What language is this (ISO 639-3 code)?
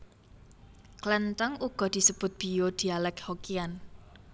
jav